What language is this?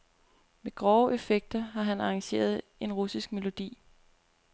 Danish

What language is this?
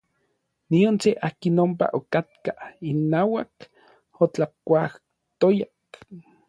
Orizaba Nahuatl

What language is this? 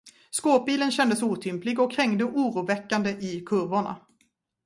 Swedish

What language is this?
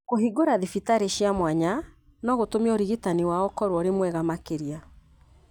Kikuyu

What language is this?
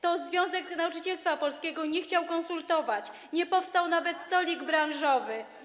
Polish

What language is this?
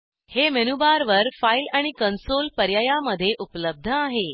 Marathi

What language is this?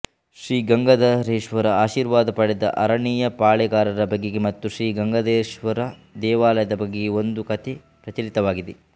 Kannada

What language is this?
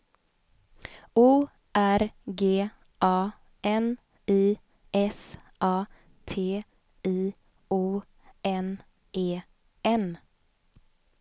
Swedish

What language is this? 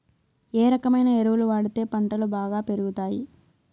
Telugu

